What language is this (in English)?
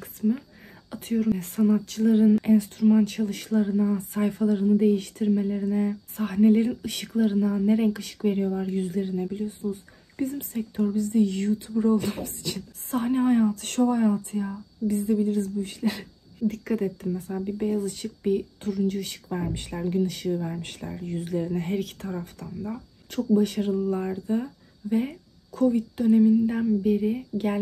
Turkish